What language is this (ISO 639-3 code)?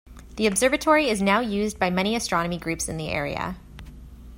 eng